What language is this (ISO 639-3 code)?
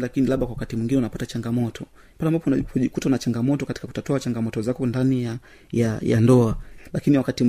swa